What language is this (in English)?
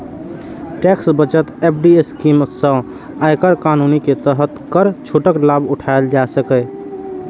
Maithili